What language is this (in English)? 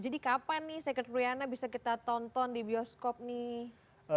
Indonesian